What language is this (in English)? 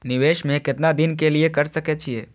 Maithili